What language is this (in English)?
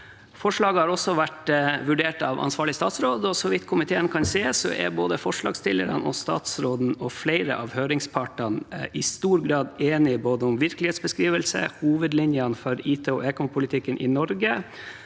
Norwegian